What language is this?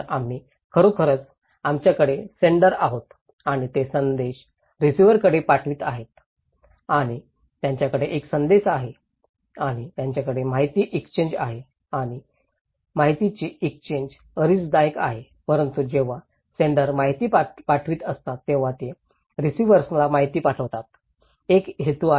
Marathi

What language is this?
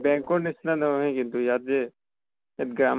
Assamese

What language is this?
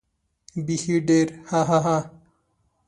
Pashto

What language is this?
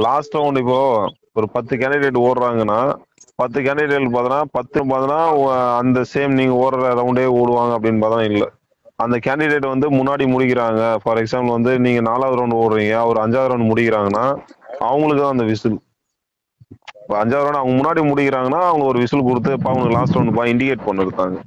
Tamil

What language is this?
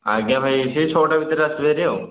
Odia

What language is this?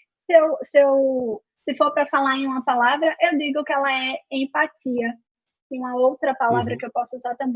Portuguese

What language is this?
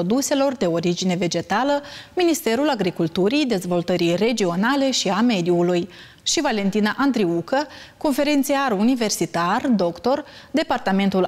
Romanian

